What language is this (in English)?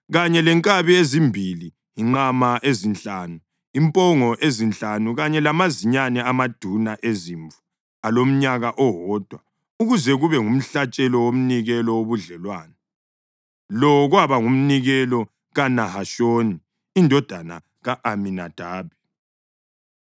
North Ndebele